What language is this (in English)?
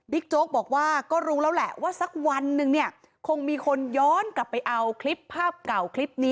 Thai